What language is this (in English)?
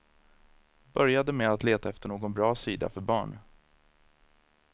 Swedish